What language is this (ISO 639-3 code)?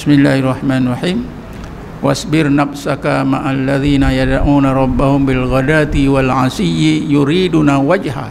msa